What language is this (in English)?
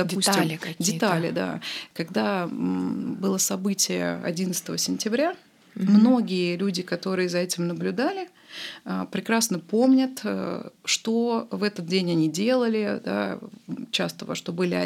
Russian